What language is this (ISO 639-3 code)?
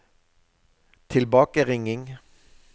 nor